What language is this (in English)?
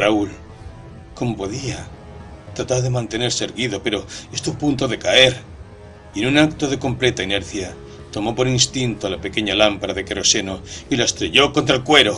Spanish